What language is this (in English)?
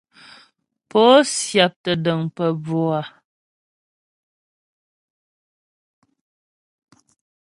Ghomala